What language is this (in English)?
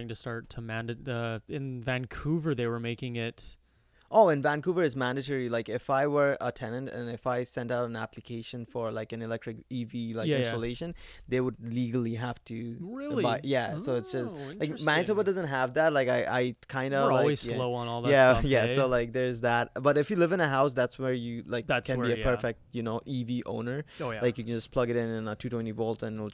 English